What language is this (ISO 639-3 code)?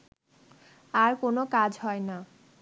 ben